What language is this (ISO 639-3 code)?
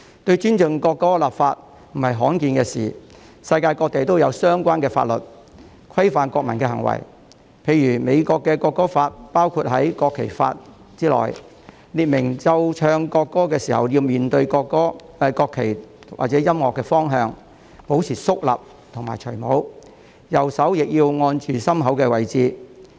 yue